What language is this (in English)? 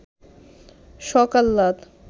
Bangla